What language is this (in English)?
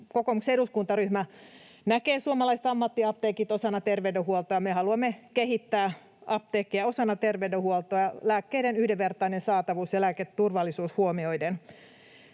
Finnish